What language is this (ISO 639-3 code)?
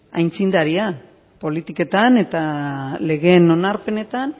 eus